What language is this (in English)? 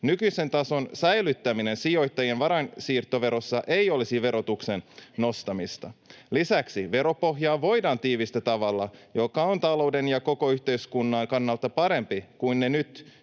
Finnish